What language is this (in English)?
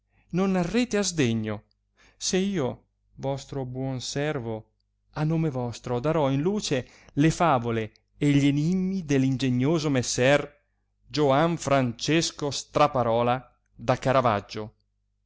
Italian